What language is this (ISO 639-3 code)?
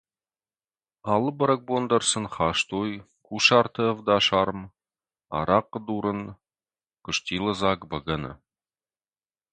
oss